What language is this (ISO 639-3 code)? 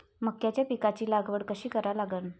mar